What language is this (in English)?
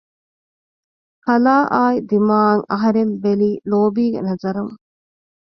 Divehi